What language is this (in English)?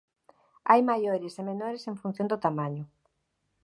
Galician